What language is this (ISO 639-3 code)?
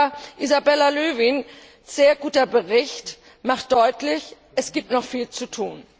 deu